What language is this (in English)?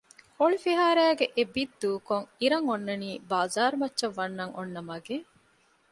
Divehi